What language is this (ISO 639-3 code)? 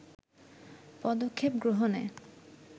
ben